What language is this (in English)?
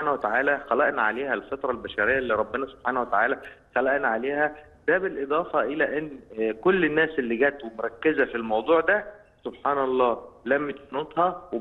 Arabic